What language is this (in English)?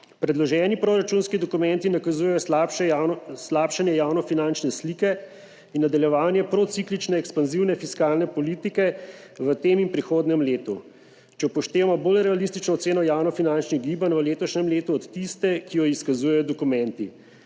Slovenian